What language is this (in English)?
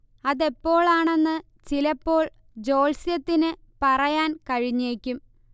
Malayalam